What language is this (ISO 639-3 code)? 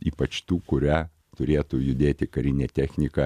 lit